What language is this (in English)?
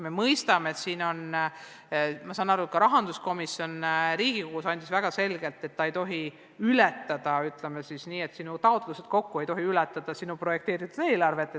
Estonian